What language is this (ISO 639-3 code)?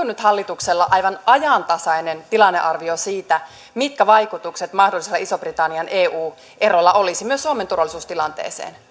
fin